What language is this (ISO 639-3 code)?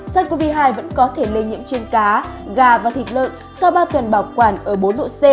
vie